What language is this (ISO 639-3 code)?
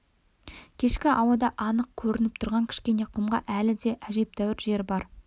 kaz